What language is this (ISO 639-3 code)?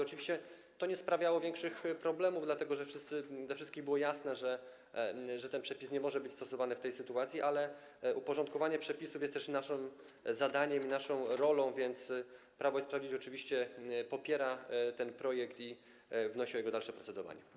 pol